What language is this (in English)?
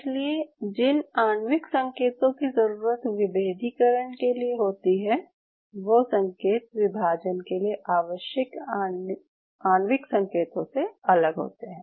Hindi